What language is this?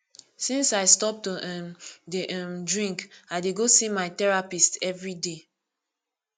Nigerian Pidgin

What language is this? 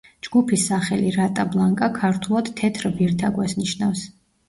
Georgian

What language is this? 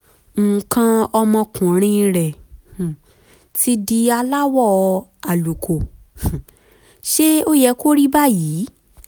Yoruba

